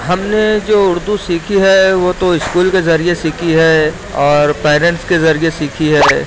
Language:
Urdu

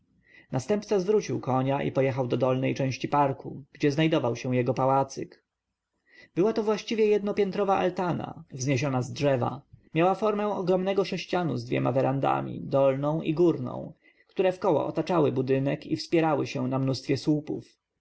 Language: Polish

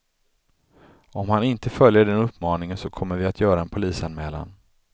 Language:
Swedish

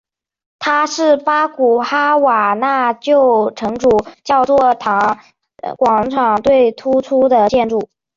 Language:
Chinese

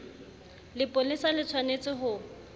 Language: Southern Sotho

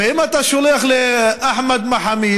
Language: Hebrew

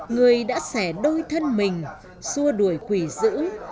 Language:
Vietnamese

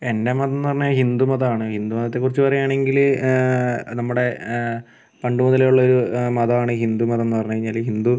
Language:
Malayalam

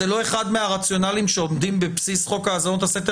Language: Hebrew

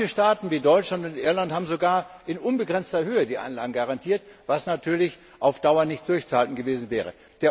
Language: German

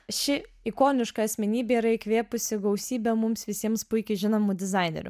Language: Lithuanian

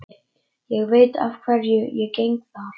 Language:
Icelandic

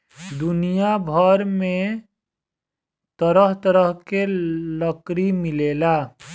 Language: Bhojpuri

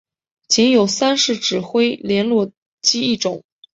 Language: Chinese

